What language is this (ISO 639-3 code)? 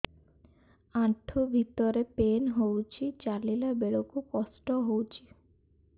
ori